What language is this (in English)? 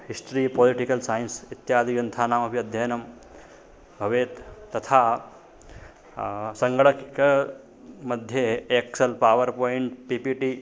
Sanskrit